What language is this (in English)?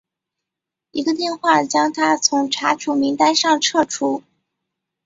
Chinese